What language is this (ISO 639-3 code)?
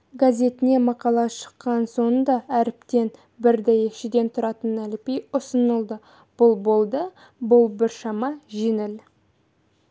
kaz